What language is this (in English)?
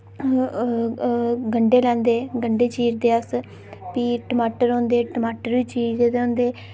Dogri